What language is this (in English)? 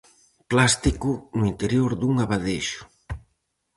Galician